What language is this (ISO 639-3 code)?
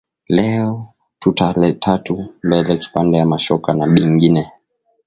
swa